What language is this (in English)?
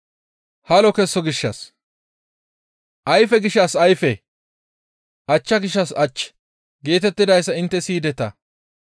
Gamo